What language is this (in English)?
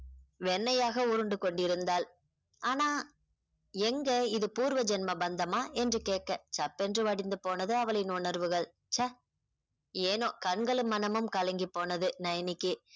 Tamil